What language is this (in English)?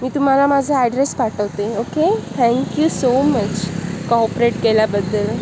Marathi